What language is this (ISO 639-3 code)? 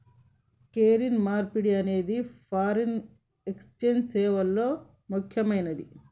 tel